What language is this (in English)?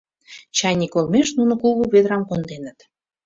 Mari